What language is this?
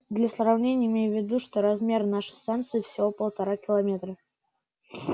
Russian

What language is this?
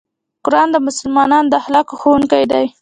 Pashto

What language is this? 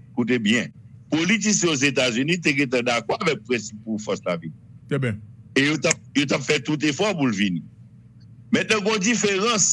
French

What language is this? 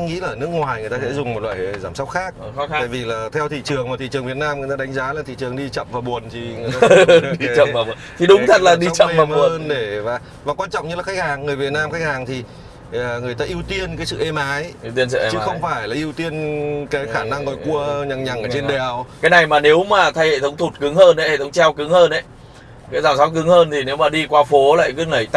Vietnamese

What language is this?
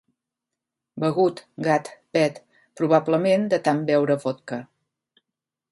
Catalan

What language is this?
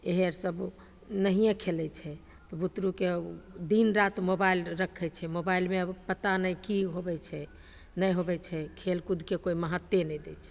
Maithili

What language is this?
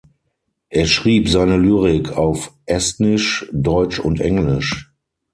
German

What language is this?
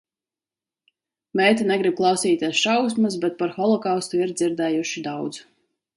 Latvian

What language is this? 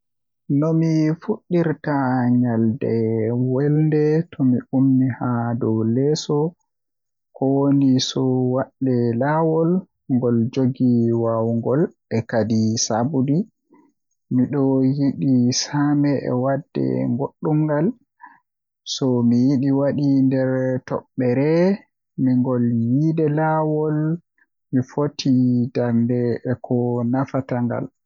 Western Niger Fulfulde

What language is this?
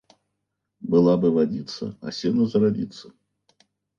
Russian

